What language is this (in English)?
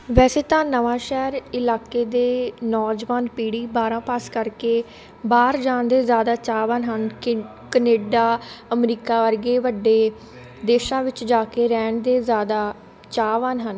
Punjabi